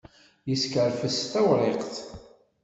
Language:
Kabyle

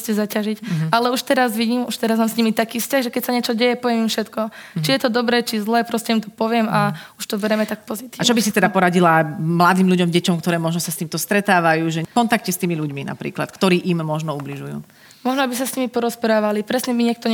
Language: Slovak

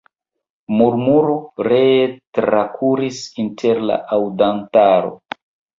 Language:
Esperanto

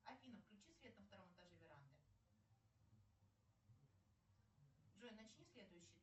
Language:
Russian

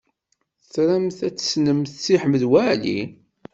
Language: Kabyle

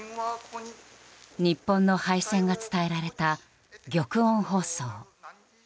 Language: Japanese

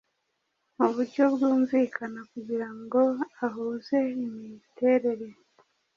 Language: Kinyarwanda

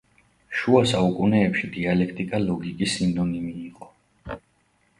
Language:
Georgian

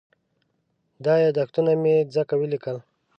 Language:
Pashto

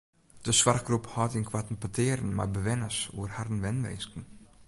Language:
Western Frisian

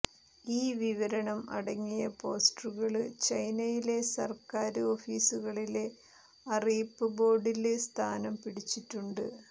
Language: Malayalam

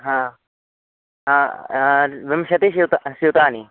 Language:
Sanskrit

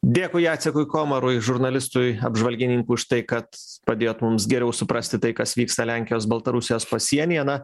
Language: Lithuanian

